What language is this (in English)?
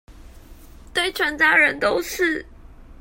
Chinese